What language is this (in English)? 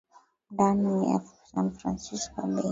Swahili